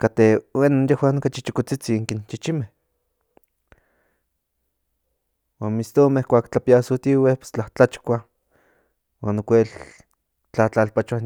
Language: Central Nahuatl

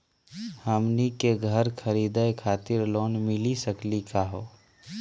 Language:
Magahi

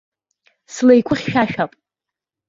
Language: Abkhazian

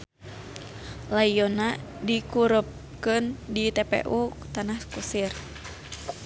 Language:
Sundanese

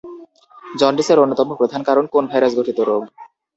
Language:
Bangla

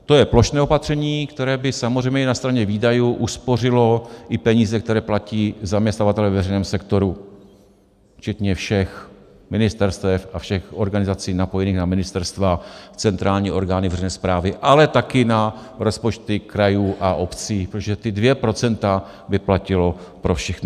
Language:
Czech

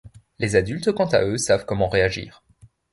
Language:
French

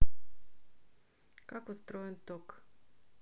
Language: Russian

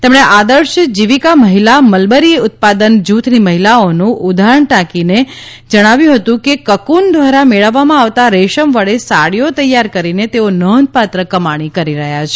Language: Gujarati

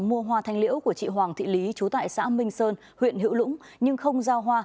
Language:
Vietnamese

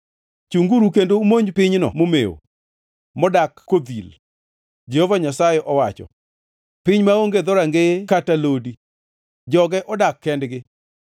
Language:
Luo (Kenya and Tanzania)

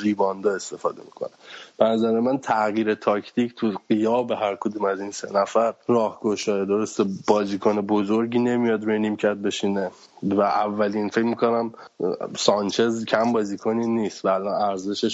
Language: Persian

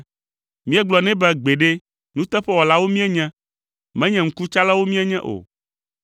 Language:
Ewe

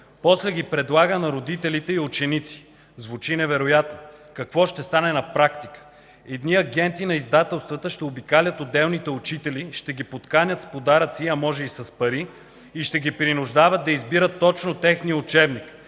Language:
Bulgarian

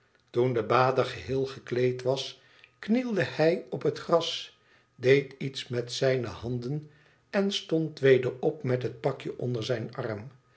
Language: Dutch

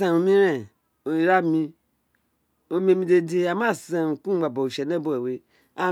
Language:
Isekiri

